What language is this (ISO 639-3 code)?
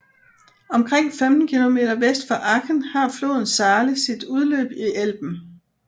dan